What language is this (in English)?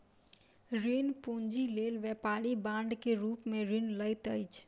Maithili